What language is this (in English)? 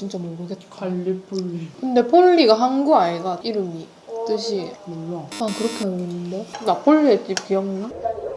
Korean